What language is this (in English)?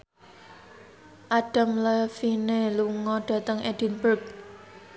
Javanese